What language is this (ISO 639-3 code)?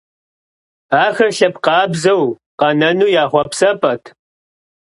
kbd